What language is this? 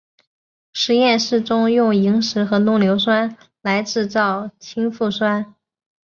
Chinese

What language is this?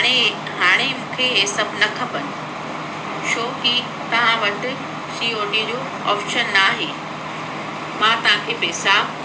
Sindhi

